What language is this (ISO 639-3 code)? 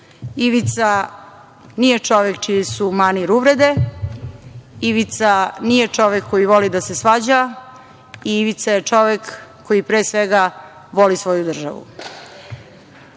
srp